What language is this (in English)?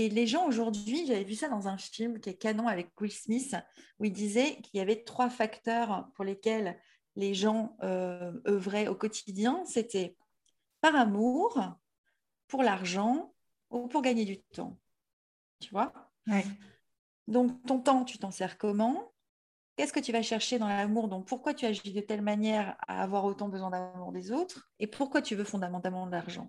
French